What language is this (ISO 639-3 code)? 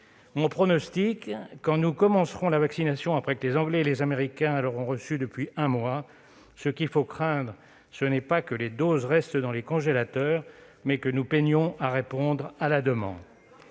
fra